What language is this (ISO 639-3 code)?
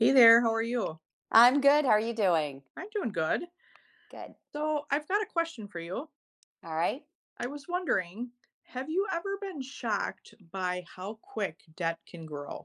eng